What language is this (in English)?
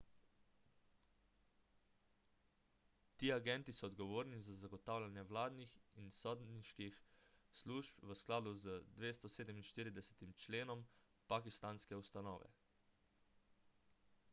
Slovenian